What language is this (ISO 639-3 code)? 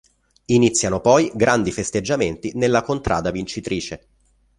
ita